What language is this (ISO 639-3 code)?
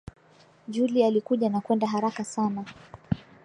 swa